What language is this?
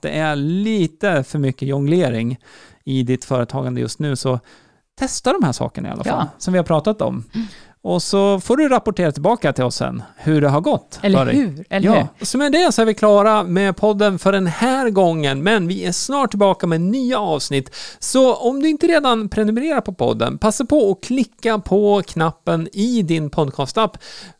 Swedish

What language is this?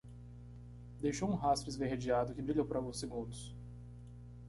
Portuguese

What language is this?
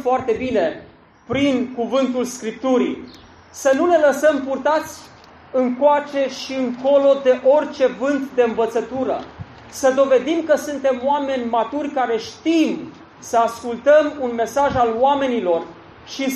Romanian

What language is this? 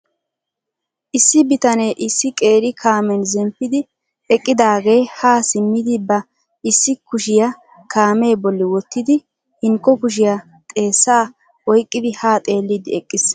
Wolaytta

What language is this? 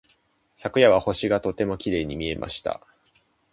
Japanese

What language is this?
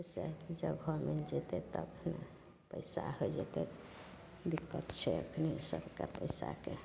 Maithili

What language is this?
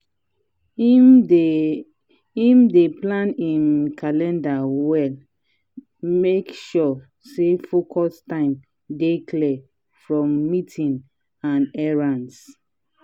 Nigerian Pidgin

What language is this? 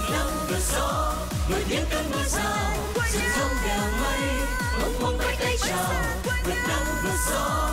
Vietnamese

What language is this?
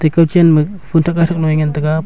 Wancho Naga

